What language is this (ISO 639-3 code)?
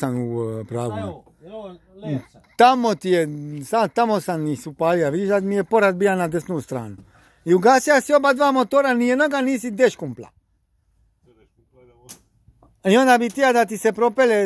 ron